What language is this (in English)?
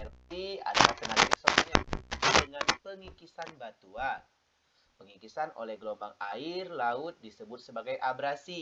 Indonesian